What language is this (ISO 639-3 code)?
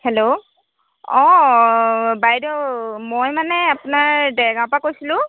asm